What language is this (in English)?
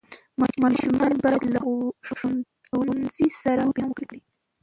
Pashto